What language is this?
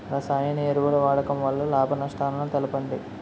Telugu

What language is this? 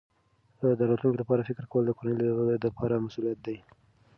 Pashto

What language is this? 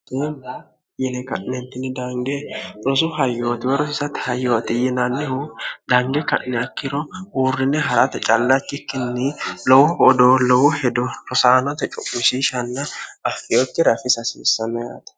Sidamo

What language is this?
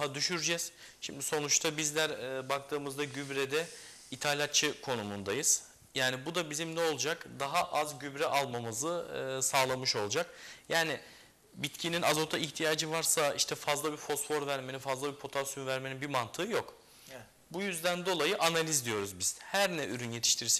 Turkish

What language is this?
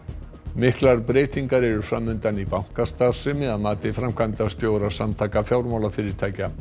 Icelandic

